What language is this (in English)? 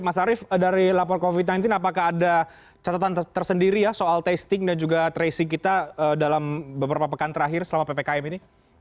Indonesian